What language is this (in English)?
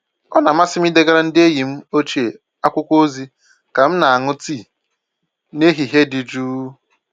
Igbo